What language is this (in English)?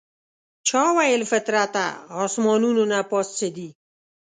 Pashto